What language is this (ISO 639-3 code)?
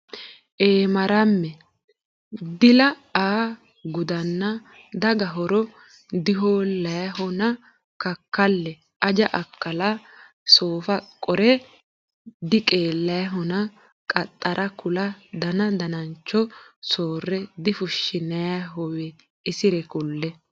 sid